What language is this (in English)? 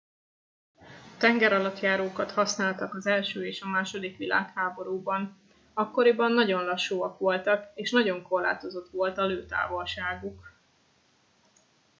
Hungarian